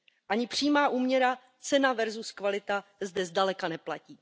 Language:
Czech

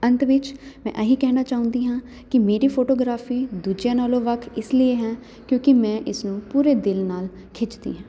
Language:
Punjabi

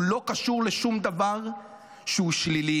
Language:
Hebrew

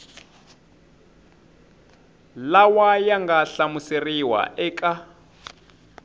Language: Tsonga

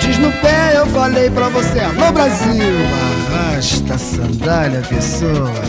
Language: Portuguese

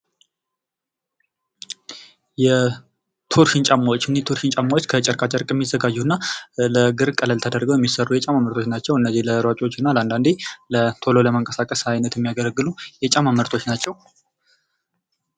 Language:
Amharic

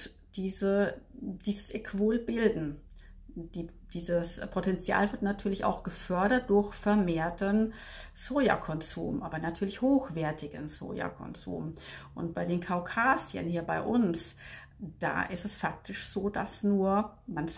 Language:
German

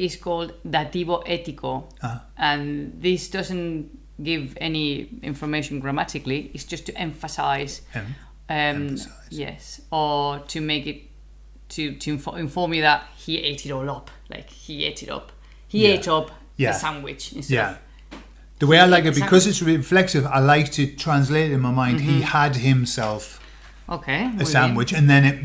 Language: English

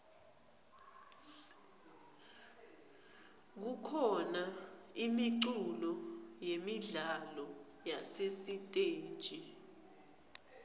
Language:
Swati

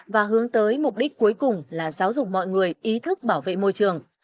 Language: Vietnamese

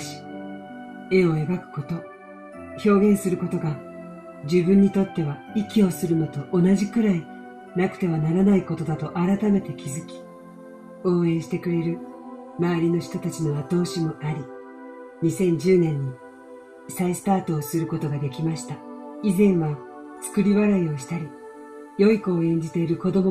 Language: Japanese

